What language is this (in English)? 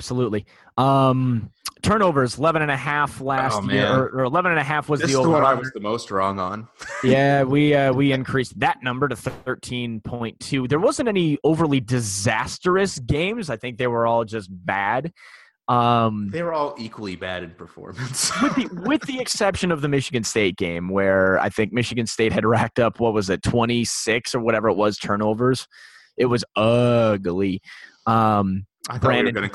English